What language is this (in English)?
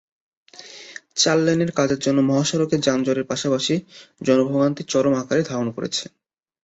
Bangla